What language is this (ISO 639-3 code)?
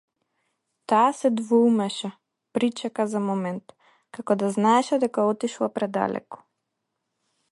mkd